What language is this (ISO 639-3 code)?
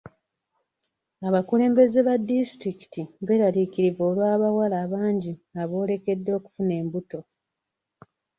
lug